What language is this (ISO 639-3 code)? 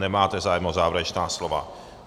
ces